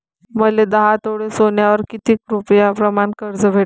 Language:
Marathi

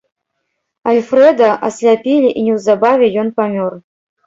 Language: Belarusian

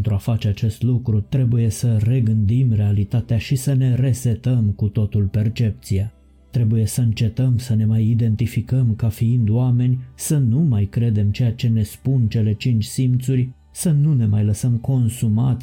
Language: Romanian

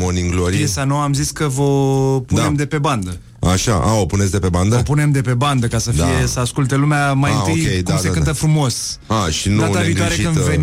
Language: Romanian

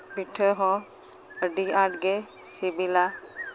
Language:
Santali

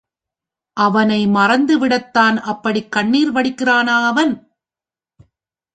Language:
Tamil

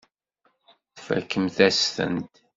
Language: Kabyle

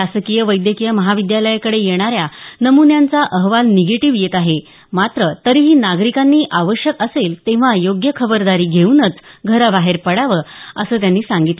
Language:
Marathi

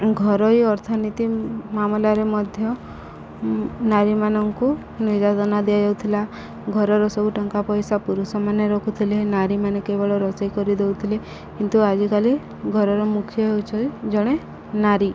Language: Odia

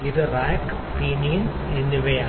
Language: Malayalam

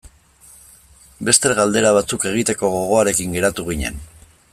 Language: Basque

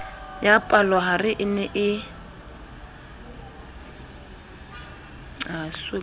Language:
Southern Sotho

